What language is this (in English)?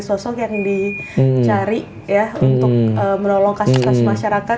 Indonesian